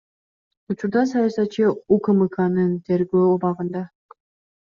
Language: Kyrgyz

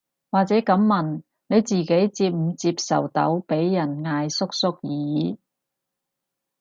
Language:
Cantonese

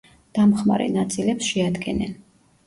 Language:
Georgian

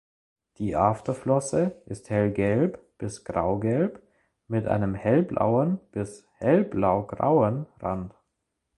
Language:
German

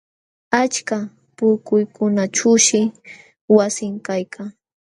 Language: Jauja Wanca Quechua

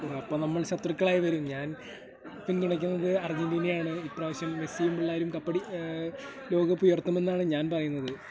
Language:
Malayalam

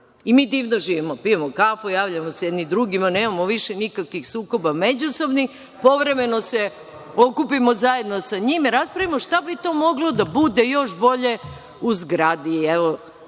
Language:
Serbian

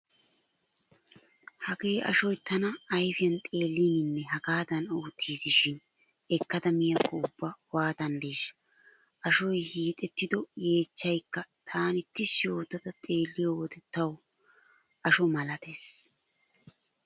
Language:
Wolaytta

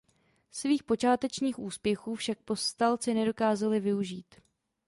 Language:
Czech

